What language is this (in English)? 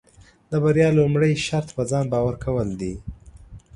Pashto